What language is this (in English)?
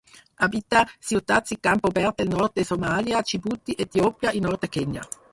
Catalan